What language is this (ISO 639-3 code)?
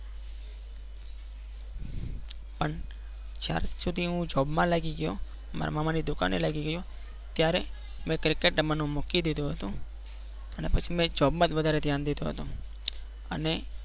guj